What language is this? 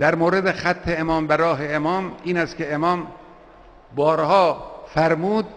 Persian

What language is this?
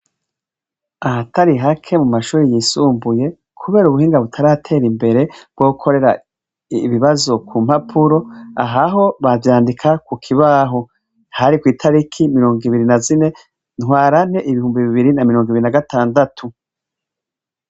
Rundi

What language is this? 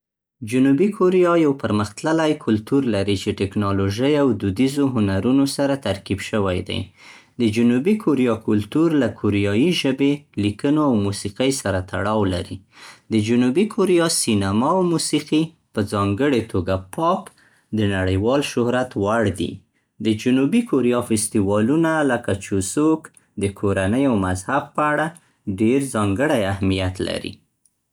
Central Pashto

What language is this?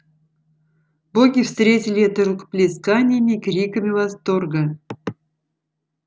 Russian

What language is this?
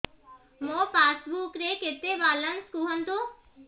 Odia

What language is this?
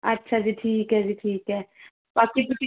Punjabi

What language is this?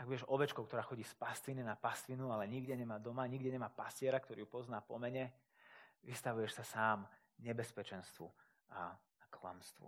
Slovak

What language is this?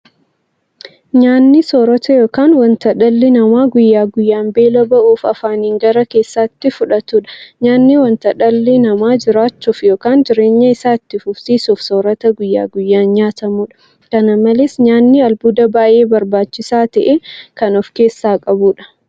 Oromo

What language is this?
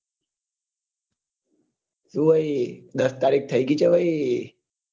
Gujarati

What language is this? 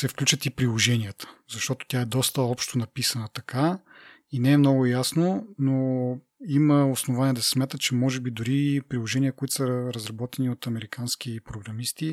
Bulgarian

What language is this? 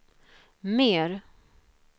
Swedish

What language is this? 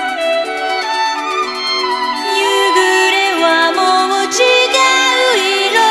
Japanese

